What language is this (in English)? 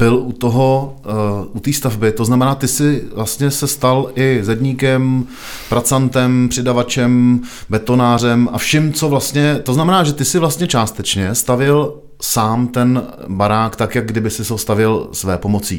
Czech